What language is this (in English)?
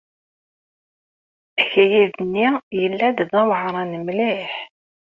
Kabyle